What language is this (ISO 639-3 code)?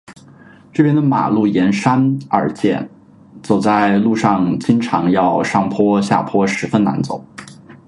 zho